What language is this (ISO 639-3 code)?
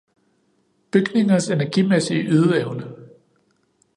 dan